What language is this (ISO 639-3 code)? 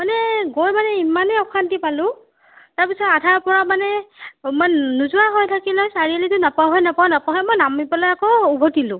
asm